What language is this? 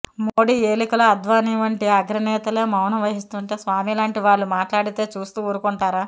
Telugu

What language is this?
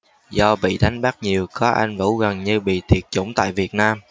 Vietnamese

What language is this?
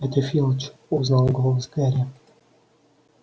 Russian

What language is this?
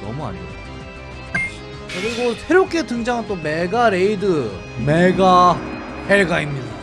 Korean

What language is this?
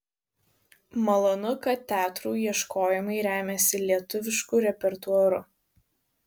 Lithuanian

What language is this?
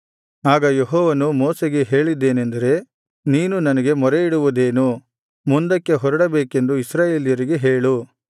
Kannada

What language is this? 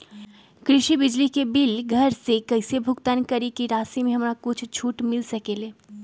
Magahi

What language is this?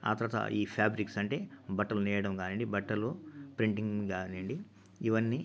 Telugu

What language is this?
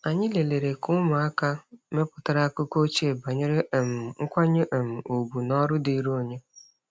Igbo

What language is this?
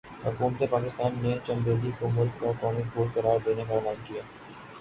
Urdu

